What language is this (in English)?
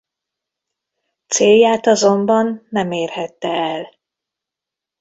Hungarian